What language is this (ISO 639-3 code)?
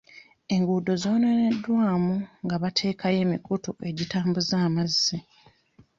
lug